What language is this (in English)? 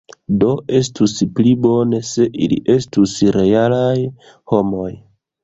Esperanto